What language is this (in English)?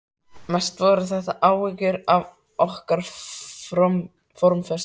Icelandic